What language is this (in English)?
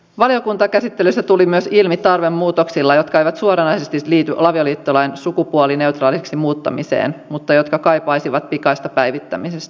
Finnish